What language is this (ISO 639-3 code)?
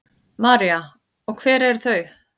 isl